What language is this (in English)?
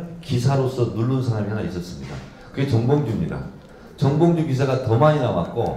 Korean